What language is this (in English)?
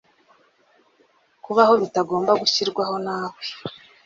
Kinyarwanda